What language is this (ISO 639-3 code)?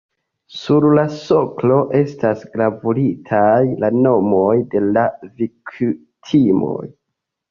epo